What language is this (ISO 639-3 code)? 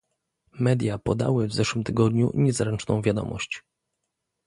pol